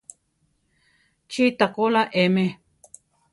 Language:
Central Tarahumara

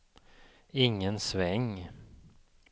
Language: Swedish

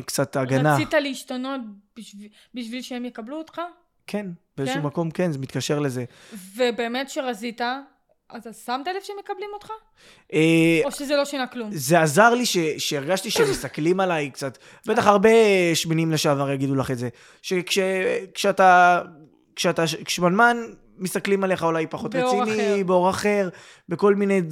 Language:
Hebrew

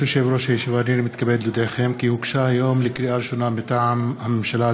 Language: Hebrew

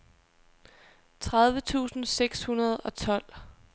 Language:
Danish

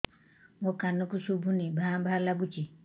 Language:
Odia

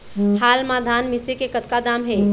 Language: Chhattisgarhi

